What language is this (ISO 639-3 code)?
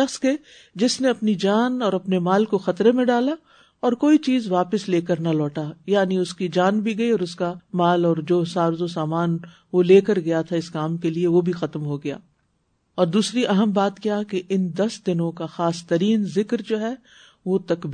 urd